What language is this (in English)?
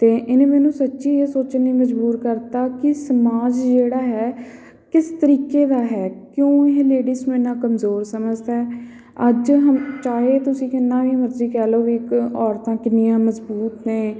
Punjabi